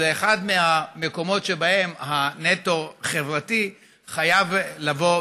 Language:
Hebrew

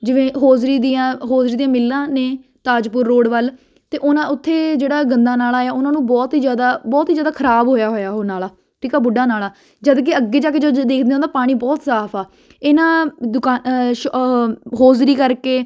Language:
Punjabi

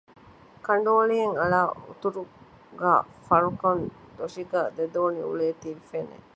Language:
Divehi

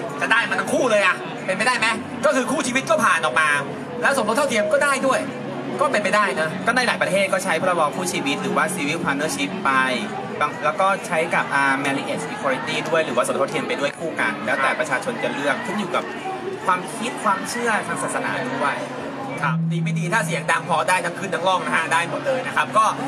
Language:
Thai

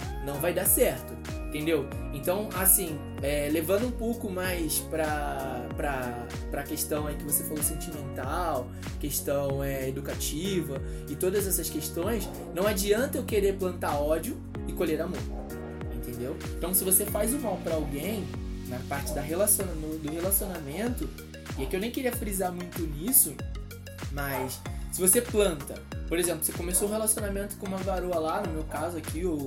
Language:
Portuguese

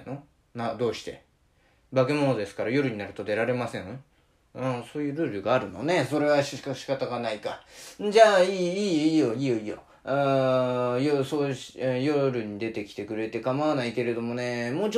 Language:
Japanese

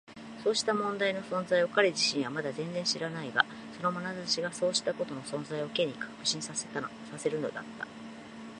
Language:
Japanese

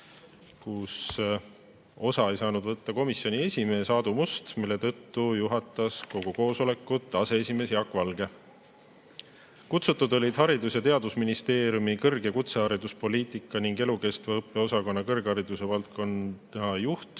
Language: Estonian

